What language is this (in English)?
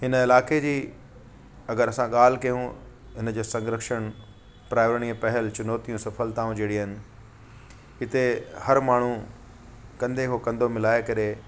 Sindhi